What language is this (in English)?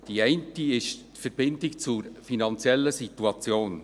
Swiss German